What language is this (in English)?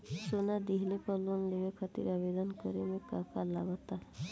Bhojpuri